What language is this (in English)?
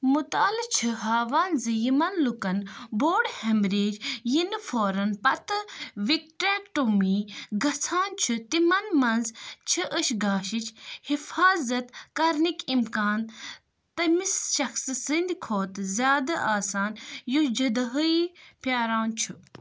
Kashmiri